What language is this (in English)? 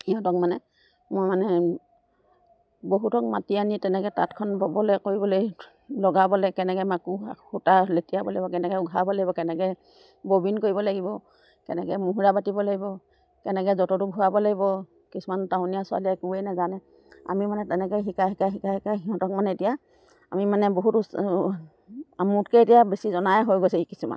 Assamese